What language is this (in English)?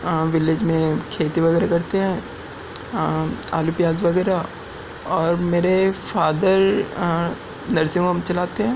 Urdu